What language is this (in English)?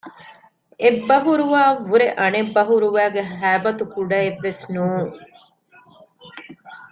Divehi